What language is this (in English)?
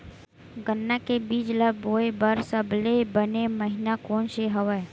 Chhattisgarhi